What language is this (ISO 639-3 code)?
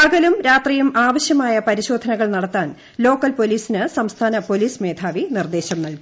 mal